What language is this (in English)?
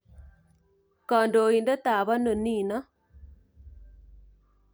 Kalenjin